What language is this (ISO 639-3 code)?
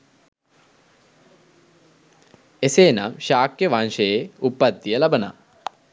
sin